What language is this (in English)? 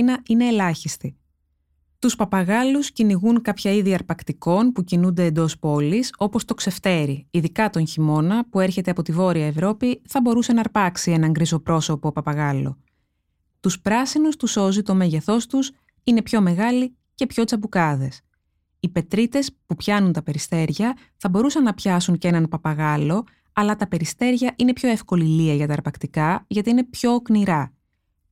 Greek